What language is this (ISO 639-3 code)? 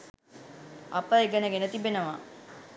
sin